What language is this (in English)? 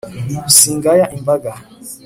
Kinyarwanda